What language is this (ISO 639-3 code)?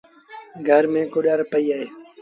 sbn